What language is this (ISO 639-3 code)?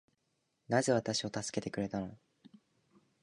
jpn